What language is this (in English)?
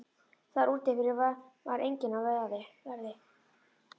Icelandic